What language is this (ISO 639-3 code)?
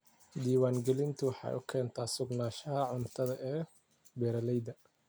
som